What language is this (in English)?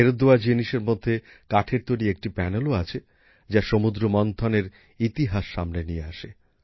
Bangla